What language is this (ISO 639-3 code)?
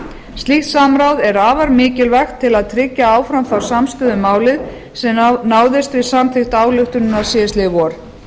isl